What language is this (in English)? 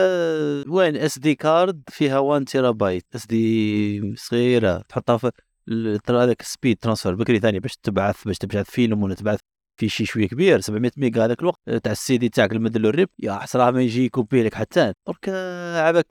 Arabic